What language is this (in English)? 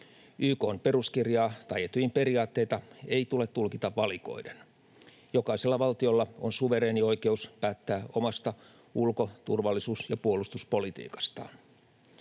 Finnish